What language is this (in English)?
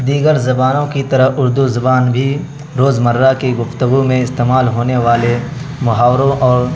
Urdu